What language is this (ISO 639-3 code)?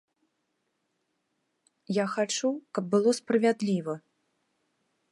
bel